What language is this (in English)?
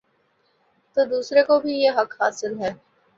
Urdu